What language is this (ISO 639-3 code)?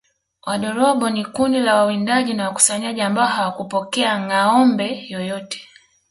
swa